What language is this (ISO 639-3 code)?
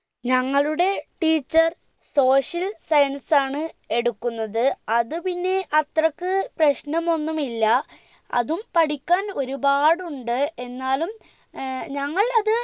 mal